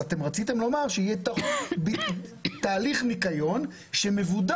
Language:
Hebrew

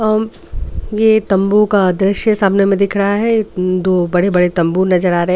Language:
Hindi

